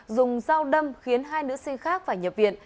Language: Vietnamese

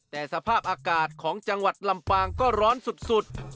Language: Thai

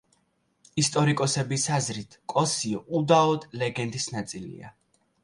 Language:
Georgian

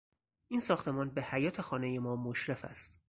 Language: Persian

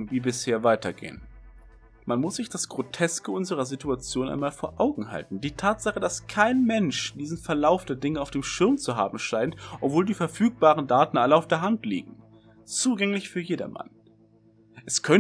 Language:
German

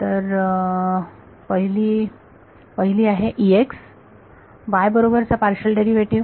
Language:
Marathi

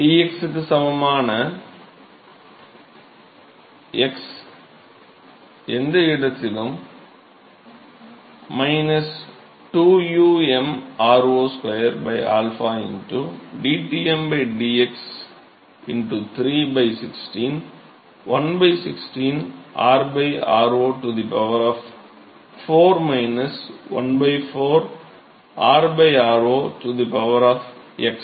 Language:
Tamil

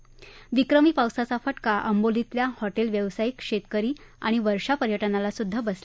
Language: Marathi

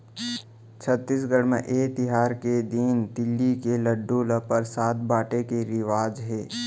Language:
Chhattisgarhi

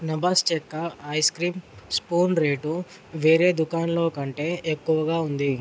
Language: Telugu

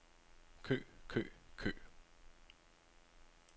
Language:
Danish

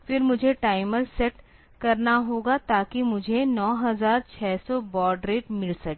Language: Hindi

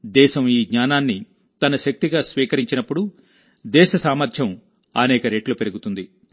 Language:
Telugu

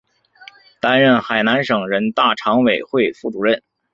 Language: Chinese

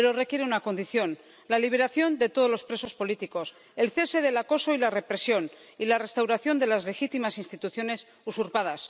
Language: Spanish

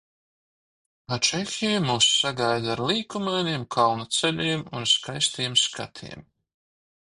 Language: Latvian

